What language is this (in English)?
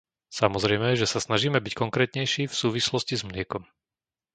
Slovak